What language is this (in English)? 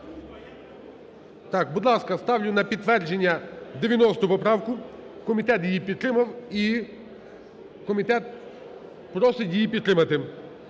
Ukrainian